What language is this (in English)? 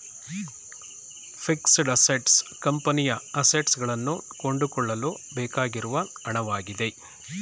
Kannada